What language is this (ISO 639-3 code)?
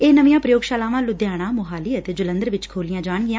pan